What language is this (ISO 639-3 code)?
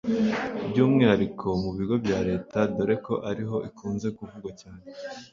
kin